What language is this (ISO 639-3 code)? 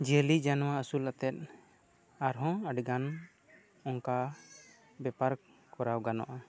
sat